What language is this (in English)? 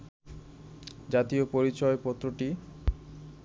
Bangla